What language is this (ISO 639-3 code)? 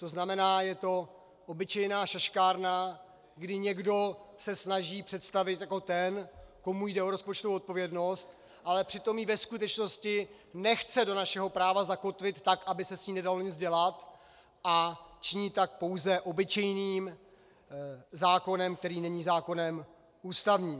ces